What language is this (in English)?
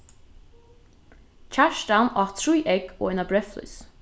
Faroese